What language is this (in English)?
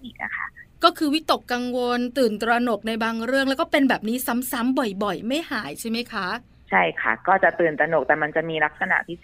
Thai